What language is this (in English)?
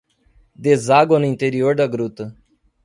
Portuguese